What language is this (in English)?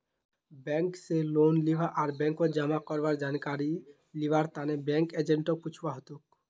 Magahi